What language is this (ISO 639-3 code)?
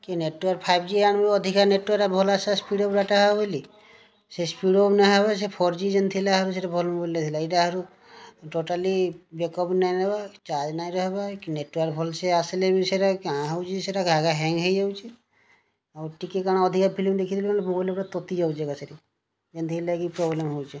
ori